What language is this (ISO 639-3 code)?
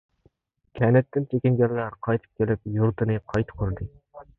uig